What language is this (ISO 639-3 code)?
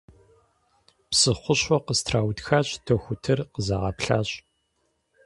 kbd